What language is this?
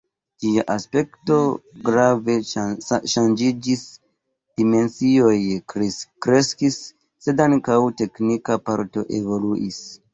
Esperanto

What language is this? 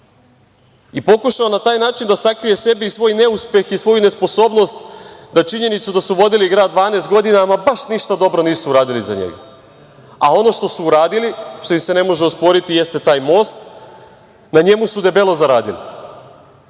Serbian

